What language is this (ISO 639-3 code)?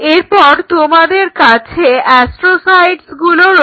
ben